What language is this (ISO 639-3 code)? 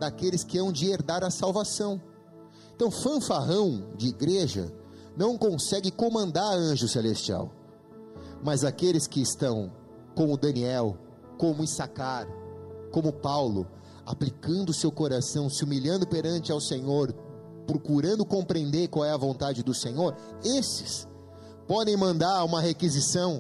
por